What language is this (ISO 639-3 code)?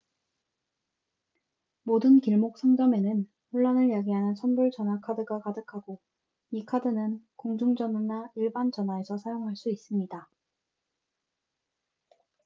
kor